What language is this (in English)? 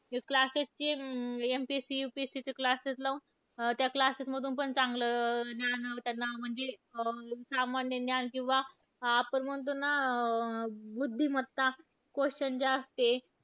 Marathi